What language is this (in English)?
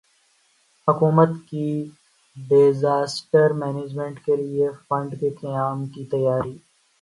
Urdu